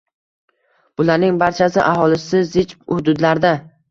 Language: Uzbek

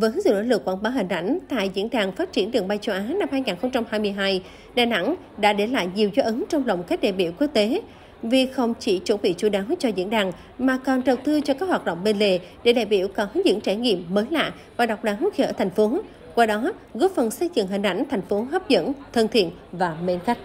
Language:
Vietnamese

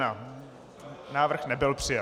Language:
Czech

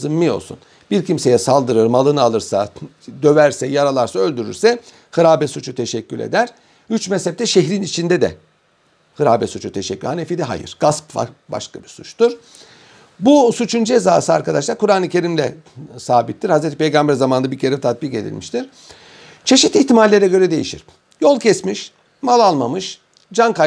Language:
Turkish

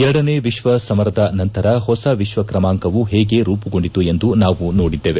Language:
Kannada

